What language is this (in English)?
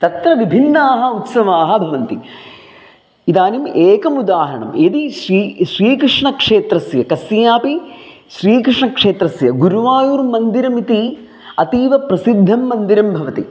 Sanskrit